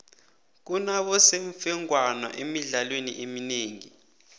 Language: South Ndebele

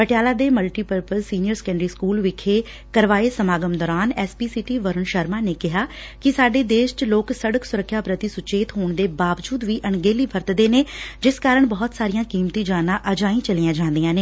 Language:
Punjabi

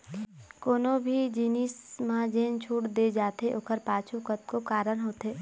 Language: Chhattisgarhi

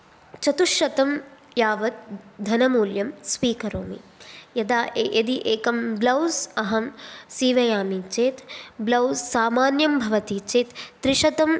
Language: Sanskrit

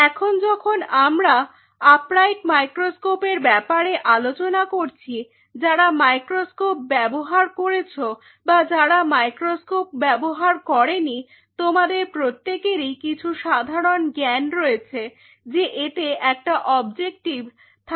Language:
Bangla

